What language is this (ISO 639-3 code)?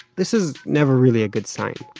eng